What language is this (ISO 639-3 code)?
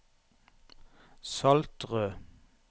nor